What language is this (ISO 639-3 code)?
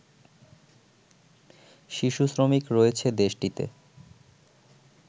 ben